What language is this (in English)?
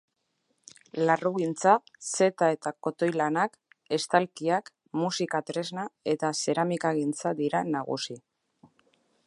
Basque